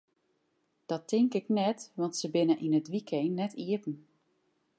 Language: Western Frisian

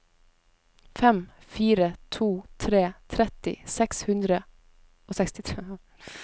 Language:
Norwegian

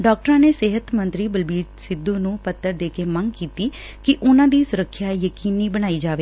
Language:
Punjabi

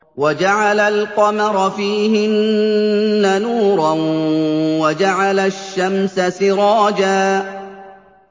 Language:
Arabic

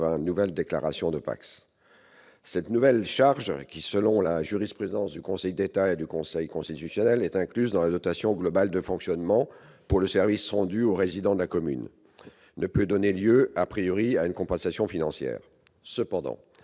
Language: French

